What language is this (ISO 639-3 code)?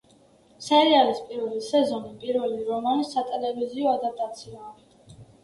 kat